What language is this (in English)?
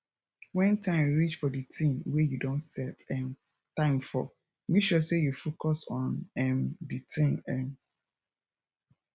Nigerian Pidgin